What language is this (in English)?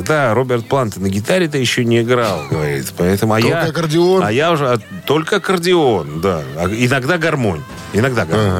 Russian